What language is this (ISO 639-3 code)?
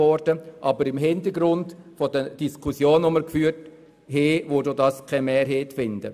gsw